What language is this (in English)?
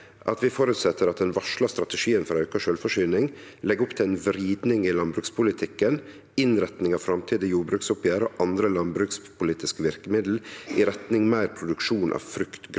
Norwegian